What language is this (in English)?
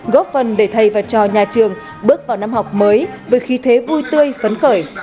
Vietnamese